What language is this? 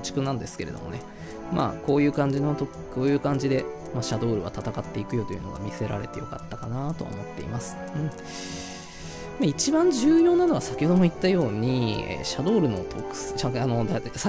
Japanese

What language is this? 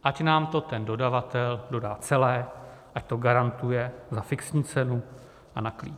Czech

